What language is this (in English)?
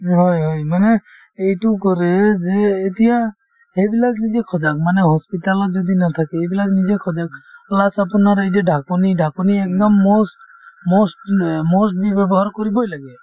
Assamese